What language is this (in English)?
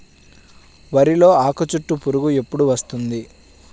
Telugu